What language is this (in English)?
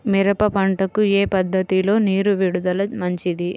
Telugu